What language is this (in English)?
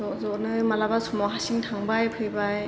Bodo